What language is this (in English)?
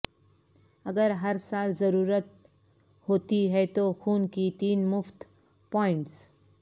Urdu